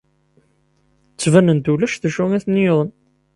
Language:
Kabyle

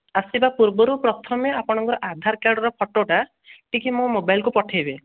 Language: Odia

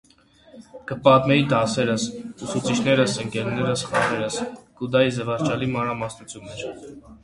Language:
Armenian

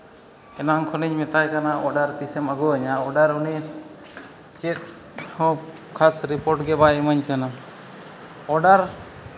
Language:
Santali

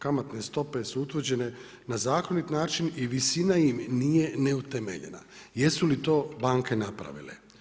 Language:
Croatian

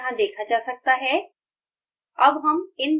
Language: Hindi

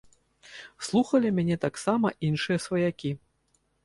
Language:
Belarusian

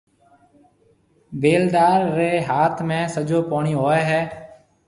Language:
Marwari (Pakistan)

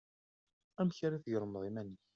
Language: Kabyle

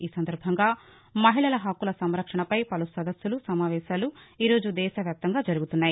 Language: Telugu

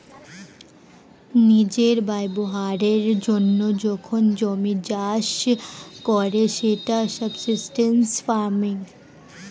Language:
Bangla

